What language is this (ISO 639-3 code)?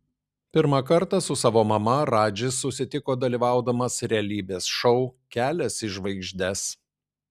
lit